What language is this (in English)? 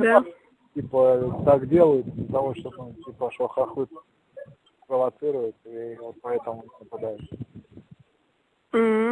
Russian